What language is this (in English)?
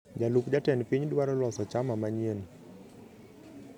Luo (Kenya and Tanzania)